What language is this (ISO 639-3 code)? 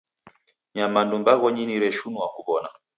dav